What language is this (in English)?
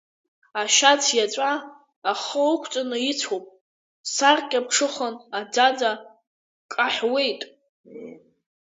Abkhazian